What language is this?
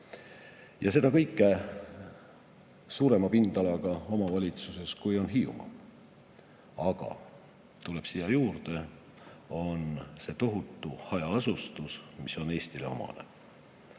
Estonian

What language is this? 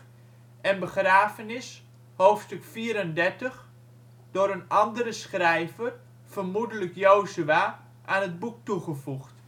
Dutch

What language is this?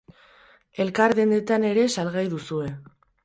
Basque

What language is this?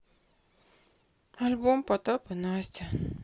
Russian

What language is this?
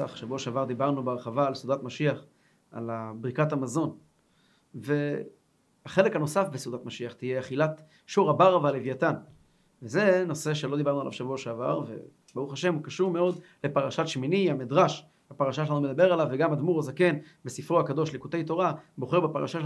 Hebrew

